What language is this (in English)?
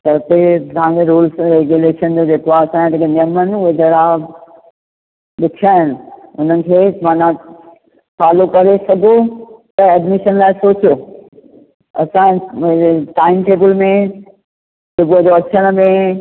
Sindhi